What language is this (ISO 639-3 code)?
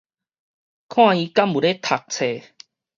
nan